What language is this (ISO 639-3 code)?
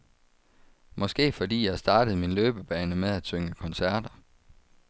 dan